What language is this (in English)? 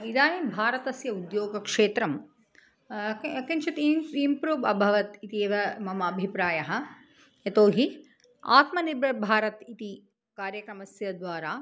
Sanskrit